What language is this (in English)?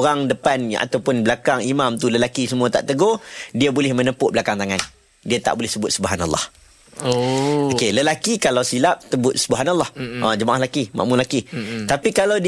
Malay